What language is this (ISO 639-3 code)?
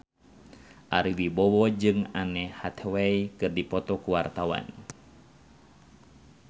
sun